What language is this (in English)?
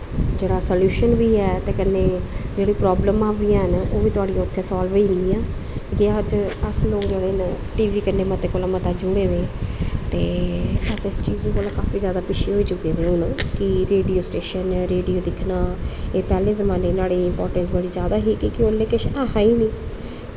Dogri